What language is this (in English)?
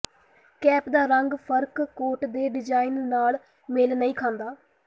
Punjabi